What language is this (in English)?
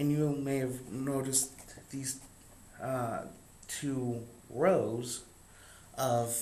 English